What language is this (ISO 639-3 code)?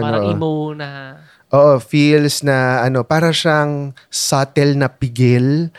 fil